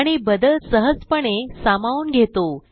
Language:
Marathi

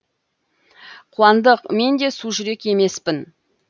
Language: Kazakh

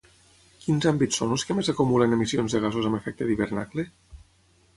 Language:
Catalan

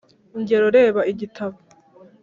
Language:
Kinyarwanda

